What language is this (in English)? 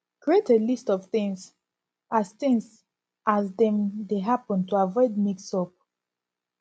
Nigerian Pidgin